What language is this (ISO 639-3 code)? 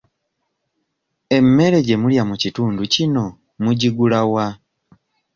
lug